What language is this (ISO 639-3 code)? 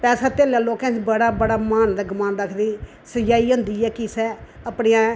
doi